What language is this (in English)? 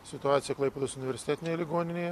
Lithuanian